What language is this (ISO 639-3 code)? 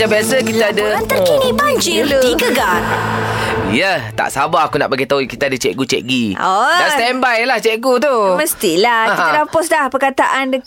msa